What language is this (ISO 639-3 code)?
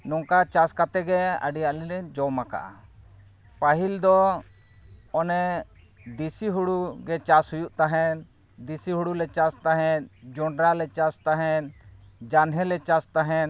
sat